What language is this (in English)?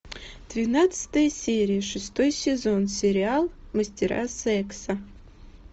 Russian